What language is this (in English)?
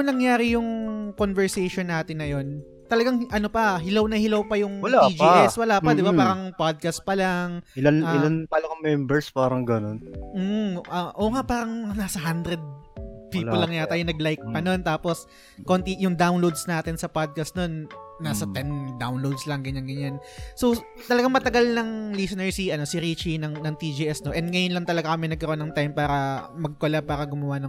Filipino